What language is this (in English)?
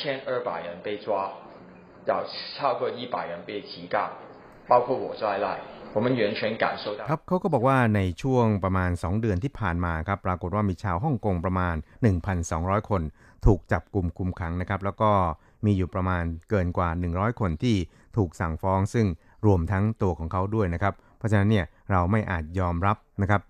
Thai